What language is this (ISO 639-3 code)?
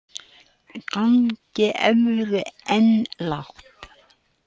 isl